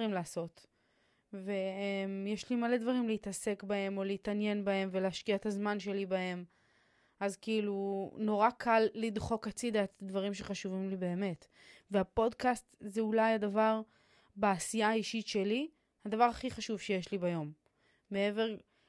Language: Hebrew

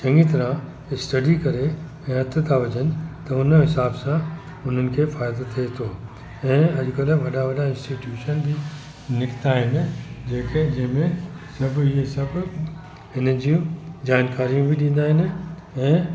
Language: Sindhi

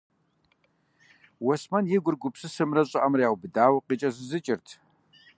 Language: Kabardian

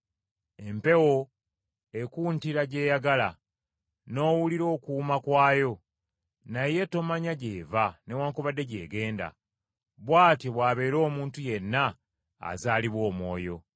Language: Ganda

